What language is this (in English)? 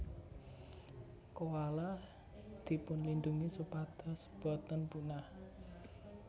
Javanese